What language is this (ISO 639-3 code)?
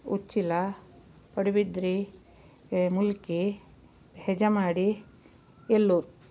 kan